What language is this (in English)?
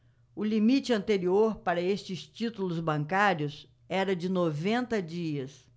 Portuguese